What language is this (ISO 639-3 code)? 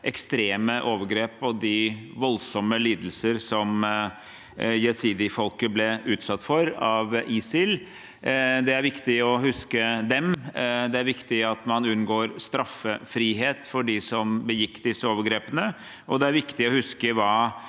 nor